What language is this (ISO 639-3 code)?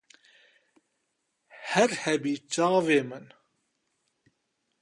kur